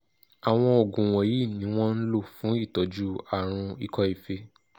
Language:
Yoruba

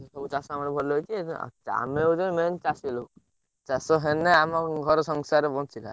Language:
Odia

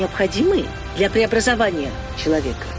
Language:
Russian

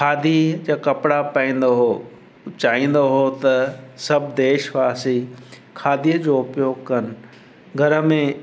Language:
Sindhi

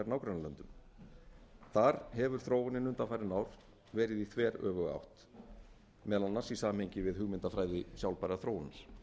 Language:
Icelandic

